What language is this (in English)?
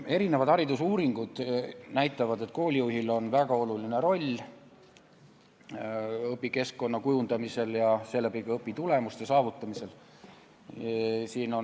Estonian